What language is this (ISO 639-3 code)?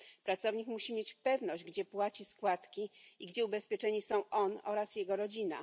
pol